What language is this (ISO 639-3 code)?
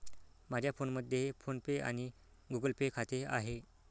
mar